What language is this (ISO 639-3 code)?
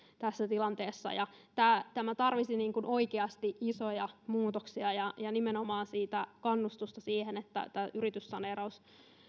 fin